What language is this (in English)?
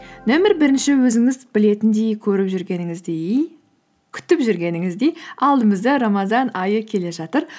Kazakh